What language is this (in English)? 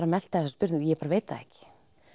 Icelandic